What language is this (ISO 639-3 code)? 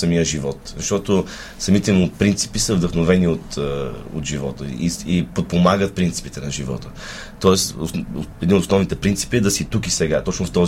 bul